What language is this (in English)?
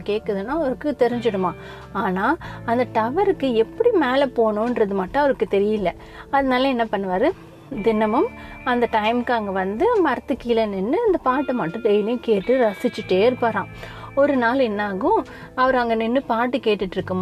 Tamil